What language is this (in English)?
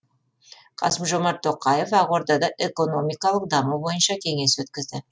Kazakh